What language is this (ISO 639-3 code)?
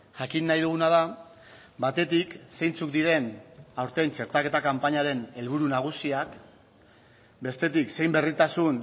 eus